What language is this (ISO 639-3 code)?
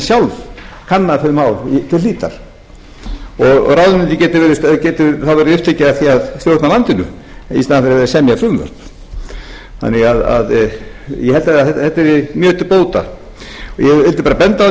isl